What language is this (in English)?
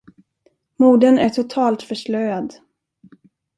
Swedish